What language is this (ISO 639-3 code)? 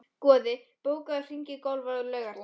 isl